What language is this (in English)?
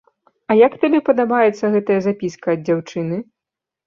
Belarusian